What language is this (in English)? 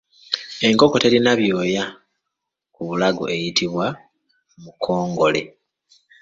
Ganda